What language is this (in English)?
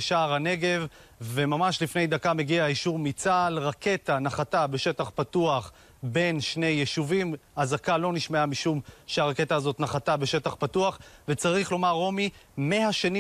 Hebrew